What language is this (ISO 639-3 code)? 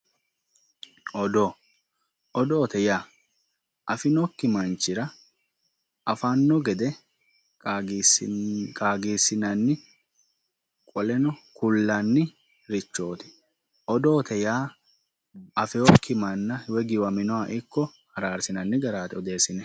sid